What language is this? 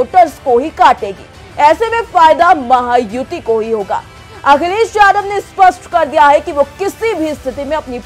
Hindi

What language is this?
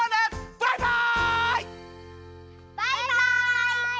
Japanese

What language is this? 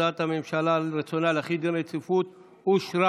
Hebrew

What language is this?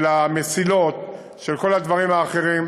Hebrew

